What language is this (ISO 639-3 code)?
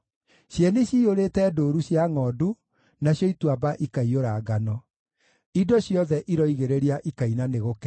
kik